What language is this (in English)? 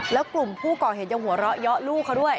Thai